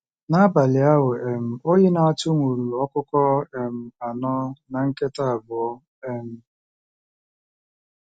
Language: Igbo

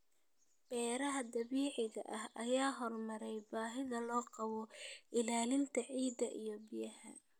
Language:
Somali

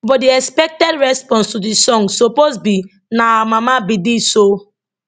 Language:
Nigerian Pidgin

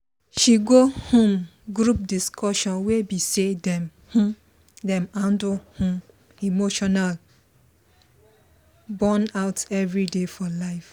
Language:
Nigerian Pidgin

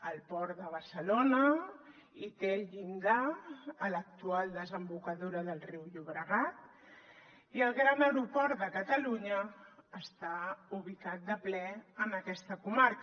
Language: Catalan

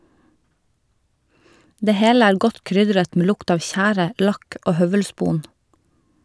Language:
Norwegian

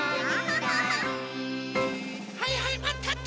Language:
Japanese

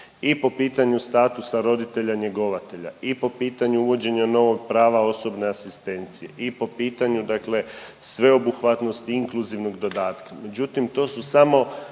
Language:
Croatian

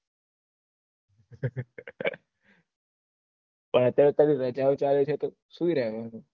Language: Gujarati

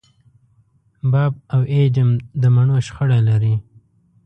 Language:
Pashto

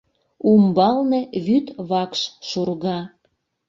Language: Mari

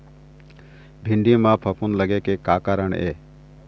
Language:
Chhattisgarhi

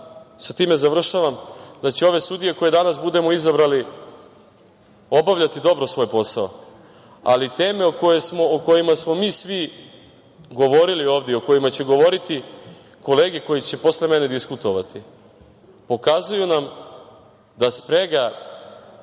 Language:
Serbian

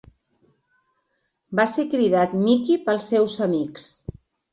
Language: Catalan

